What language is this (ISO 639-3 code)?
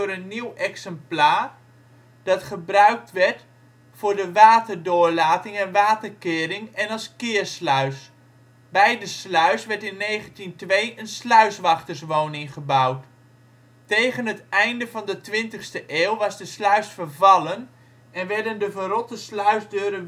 nld